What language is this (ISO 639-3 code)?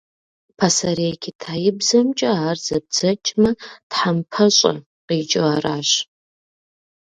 kbd